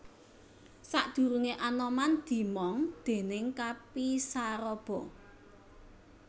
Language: Javanese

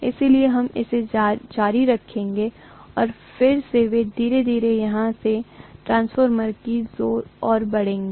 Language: Hindi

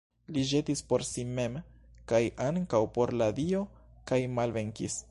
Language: Esperanto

